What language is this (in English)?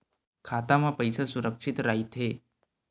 Chhattisgarhi